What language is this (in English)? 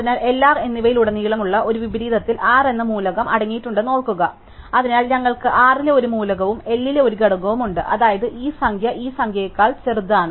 Malayalam